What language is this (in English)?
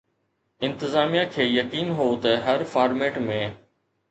Sindhi